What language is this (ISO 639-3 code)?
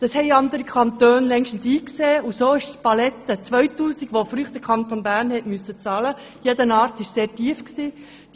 gsw